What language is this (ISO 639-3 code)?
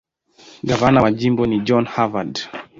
swa